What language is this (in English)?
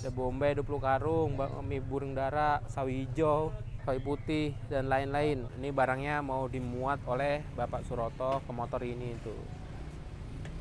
Indonesian